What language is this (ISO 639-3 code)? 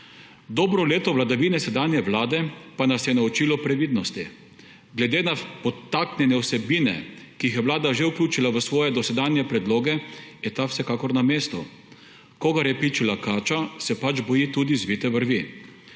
slv